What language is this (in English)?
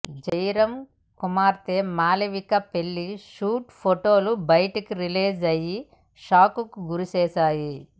Telugu